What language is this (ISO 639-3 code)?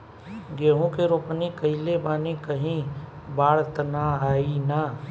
bho